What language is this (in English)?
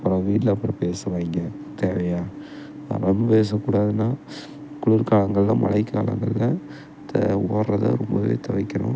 Tamil